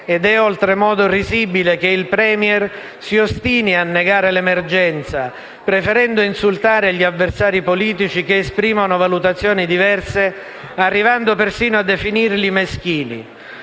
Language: Italian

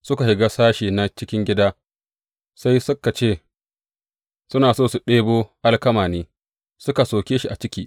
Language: Hausa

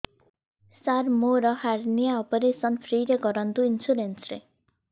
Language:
Odia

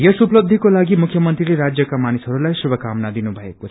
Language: Nepali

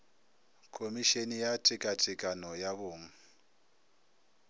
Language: Northern Sotho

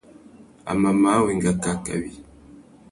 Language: Tuki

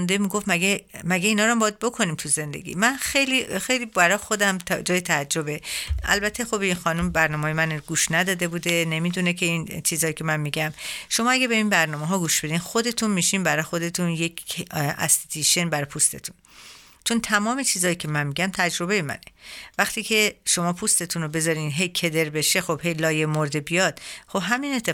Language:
Persian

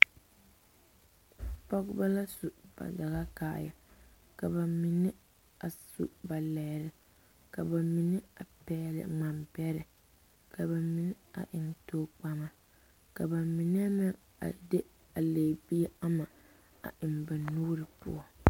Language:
Southern Dagaare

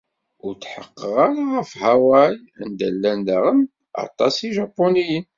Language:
Kabyle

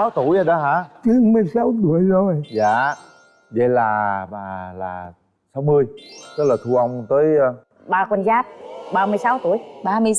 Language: Vietnamese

